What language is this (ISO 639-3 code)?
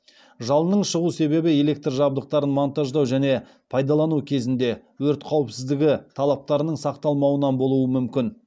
kaz